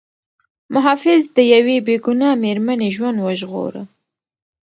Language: Pashto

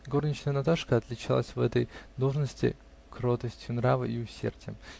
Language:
Russian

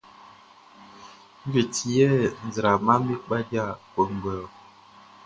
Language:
Baoulé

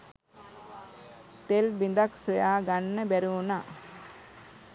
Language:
Sinhala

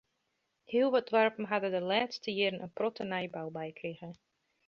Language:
Western Frisian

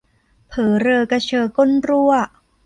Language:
Thai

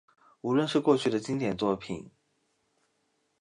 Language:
Chinese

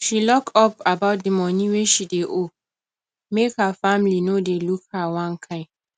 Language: Nigerian Pidgin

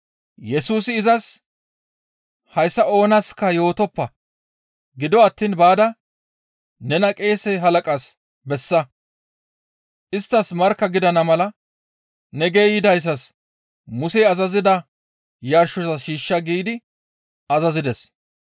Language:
Gamo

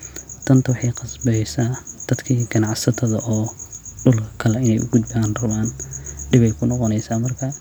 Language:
Somali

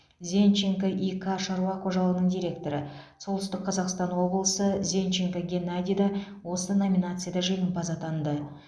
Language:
Kazakh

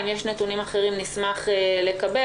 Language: Hebrew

